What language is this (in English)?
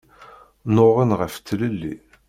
Kabyle